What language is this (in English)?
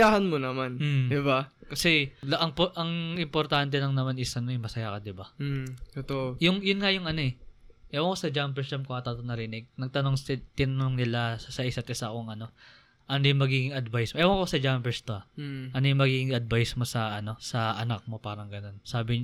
Filipino